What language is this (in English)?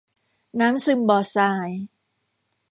Thai